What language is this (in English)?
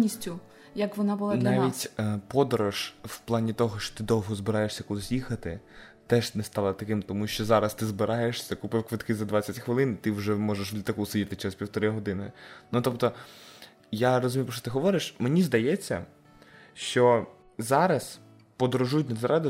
Ukrainian